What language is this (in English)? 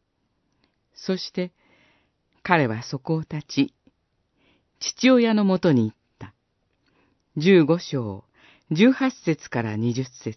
Japanese